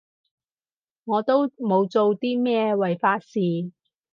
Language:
Cantonese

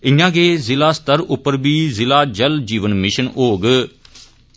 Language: Dogri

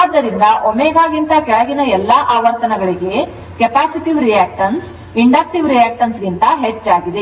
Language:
Kannada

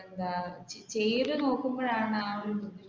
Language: Malayalam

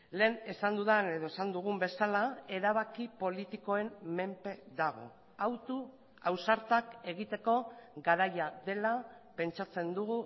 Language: Basque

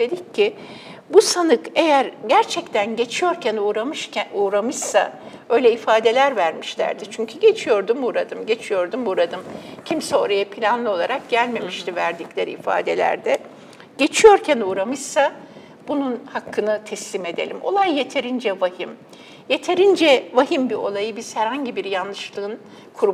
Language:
Turkish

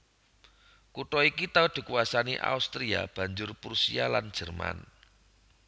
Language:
Javanese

